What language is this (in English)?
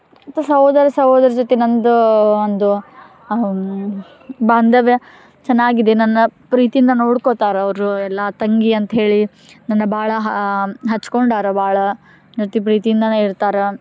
Kannada